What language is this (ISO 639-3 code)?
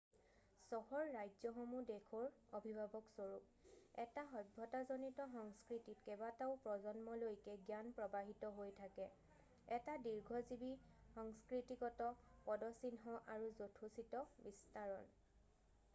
asm